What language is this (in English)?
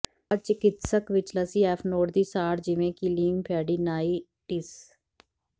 Punjabi